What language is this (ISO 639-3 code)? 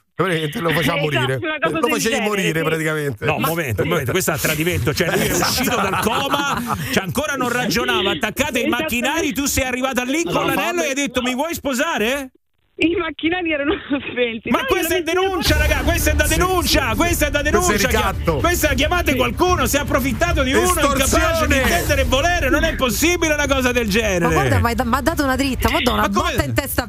ita